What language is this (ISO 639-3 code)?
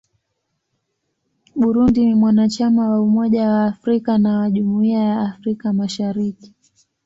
swa